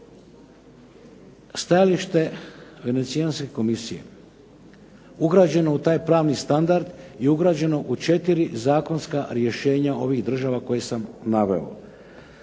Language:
Croatian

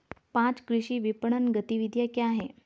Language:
Hindi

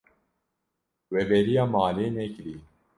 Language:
Kurdish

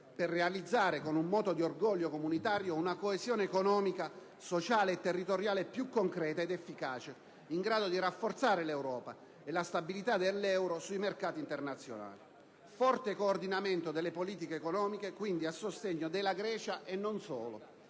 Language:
Italian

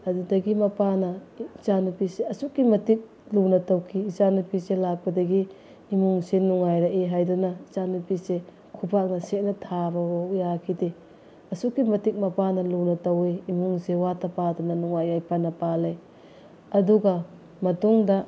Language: Manipuri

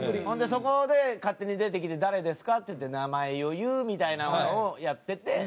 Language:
Japanese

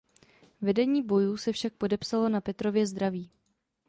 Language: Czech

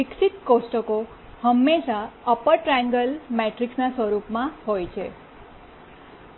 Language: Gujarati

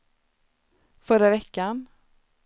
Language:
Swedish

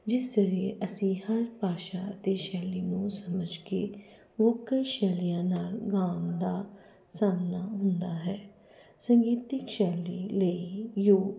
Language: Punjabi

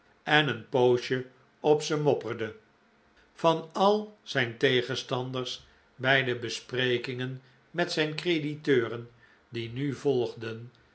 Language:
Dutch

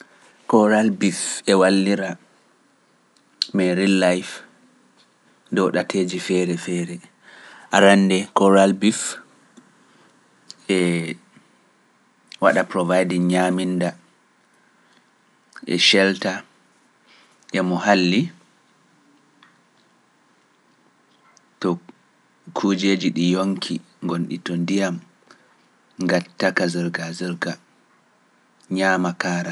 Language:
Pular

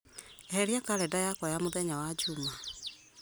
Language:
Kikuyu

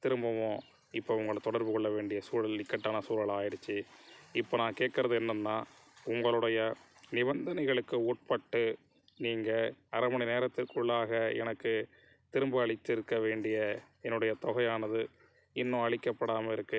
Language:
Tamil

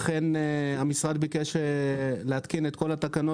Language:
Hebrew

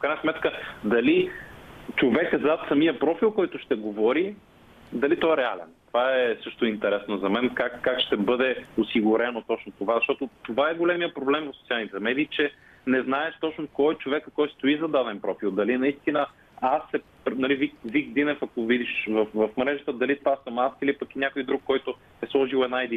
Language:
Bulgarian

